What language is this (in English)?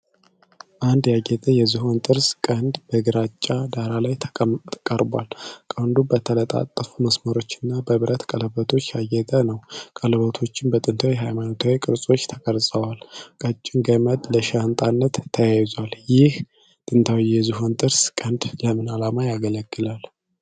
Amharic